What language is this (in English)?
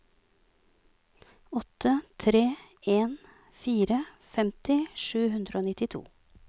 Norwegian